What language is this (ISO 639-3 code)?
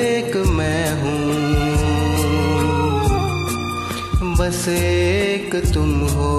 hin